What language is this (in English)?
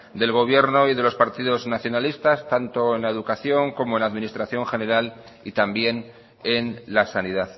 Spanish